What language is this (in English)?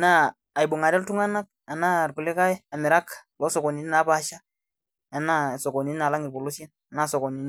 Masai